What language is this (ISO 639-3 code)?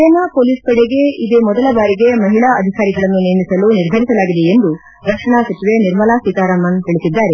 kan